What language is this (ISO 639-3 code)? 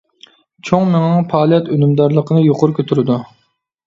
uig